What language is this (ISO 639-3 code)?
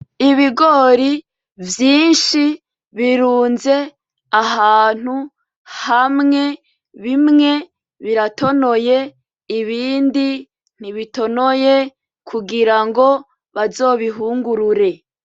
run